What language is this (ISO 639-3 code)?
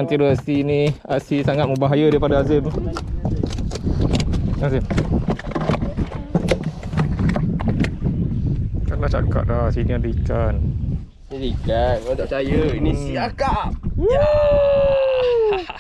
msa